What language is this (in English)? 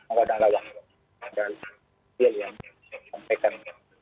Indonesian